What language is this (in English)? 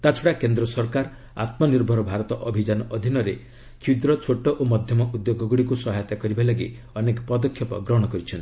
Odia